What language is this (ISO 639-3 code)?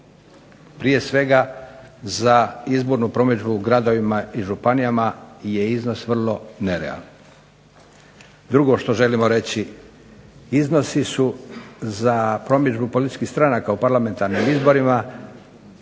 hrv